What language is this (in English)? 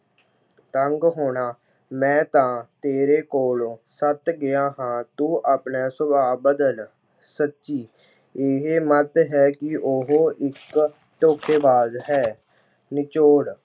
Punjabi